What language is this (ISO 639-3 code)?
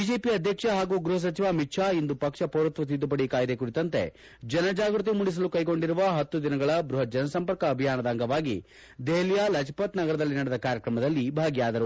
kan